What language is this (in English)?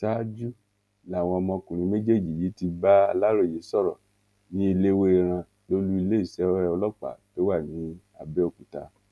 Yoruba